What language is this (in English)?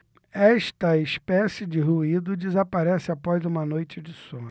Portuguese